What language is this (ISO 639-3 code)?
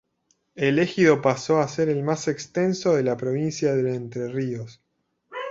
spa